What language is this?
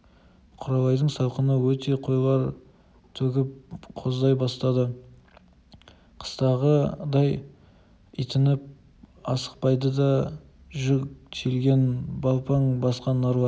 Kazakh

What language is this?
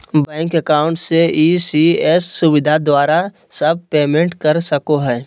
Magahi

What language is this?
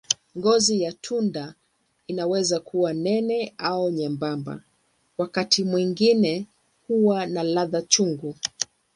Swahili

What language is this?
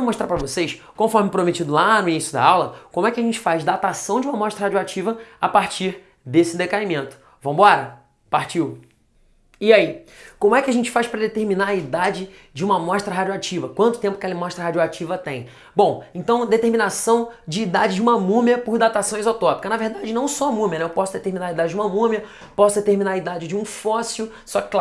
Portuguese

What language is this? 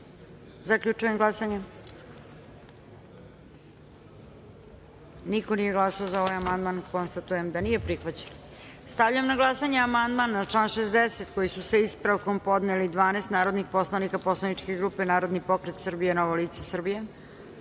Serbian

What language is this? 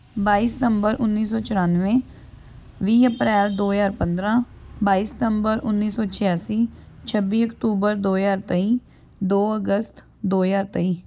Punjabi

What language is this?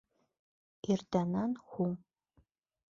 Bashkir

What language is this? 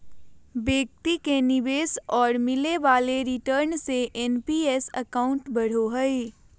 Magahi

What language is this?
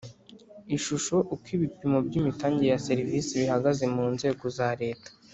Kinyarwanda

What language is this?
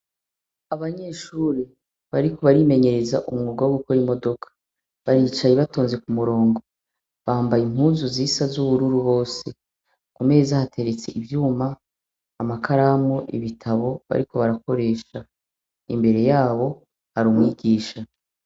Rundi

